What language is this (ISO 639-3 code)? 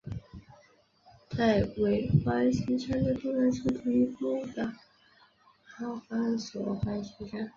zho